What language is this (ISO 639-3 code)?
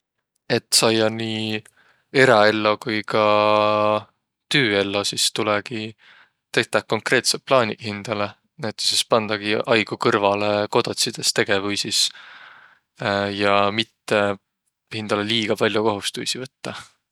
vro